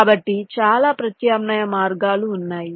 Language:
Telugu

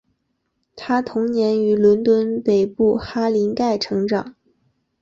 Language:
Chinese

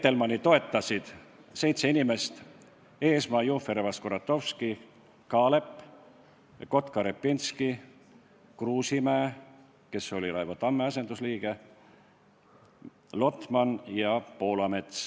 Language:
Estonian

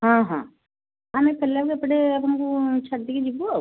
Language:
Odia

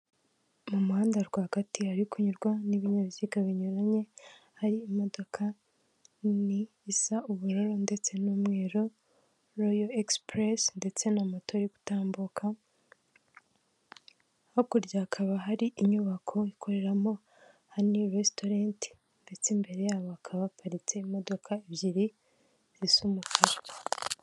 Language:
Kinyarwanda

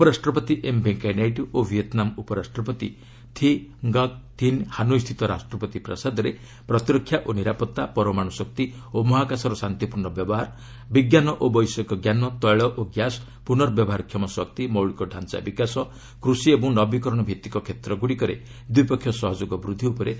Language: Odia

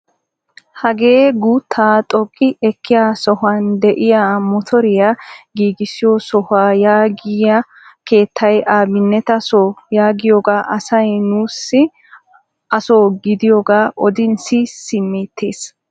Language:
Wolaytta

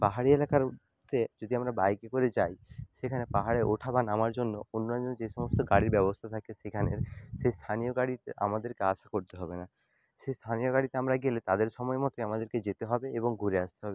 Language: Bangla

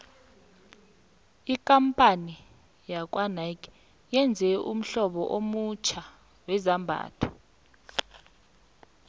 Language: South Ndebele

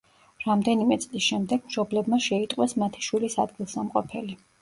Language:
Georgian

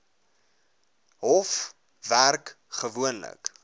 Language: Afrikaans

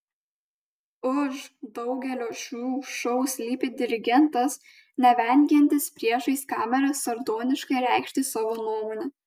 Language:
Lithuanian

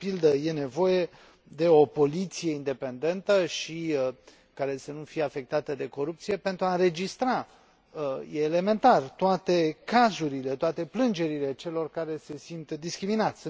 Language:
Romanian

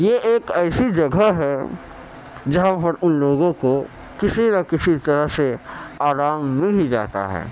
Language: Urdu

